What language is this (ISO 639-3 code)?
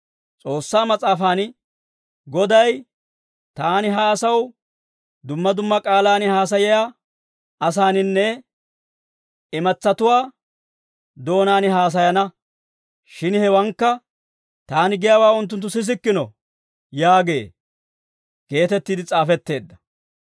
dwr